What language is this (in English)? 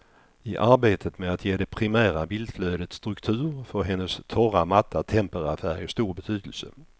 Swedish